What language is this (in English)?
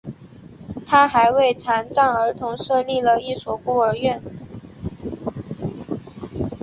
Chinese